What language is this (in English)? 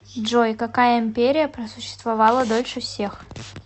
Russian